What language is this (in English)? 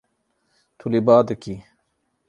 Kurdish